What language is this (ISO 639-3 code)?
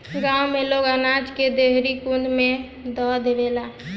bho